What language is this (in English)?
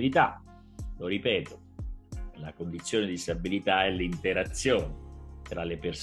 Italian